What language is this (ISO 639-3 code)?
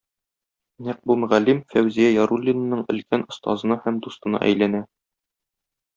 tat